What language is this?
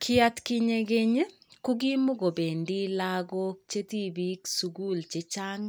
Kalenjin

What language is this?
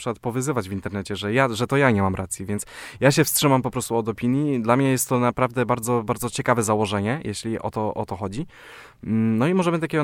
Polish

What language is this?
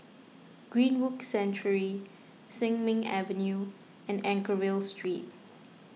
English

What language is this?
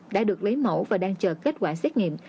Vietnamese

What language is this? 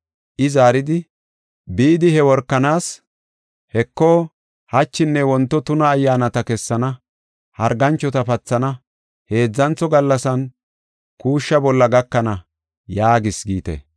Gofa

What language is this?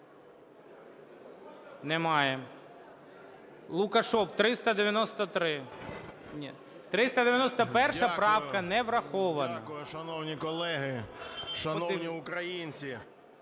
Ukrainian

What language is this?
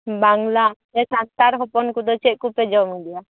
Santali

